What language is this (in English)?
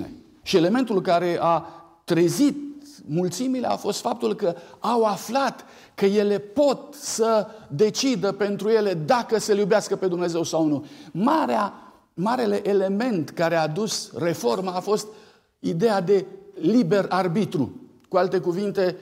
Romanian